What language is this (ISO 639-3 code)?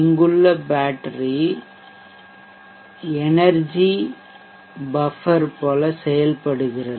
tam